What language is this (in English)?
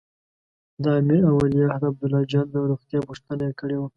Pashto